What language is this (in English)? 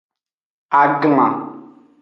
Aja (Benin)